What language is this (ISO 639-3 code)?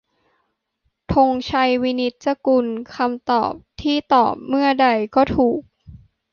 tha